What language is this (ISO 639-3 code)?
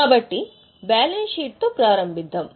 tel